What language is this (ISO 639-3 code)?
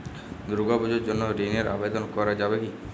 ben